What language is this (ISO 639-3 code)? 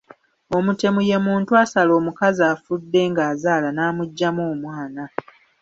lug